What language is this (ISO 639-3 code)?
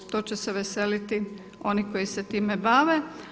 hrv